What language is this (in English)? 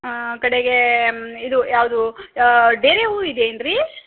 Kannada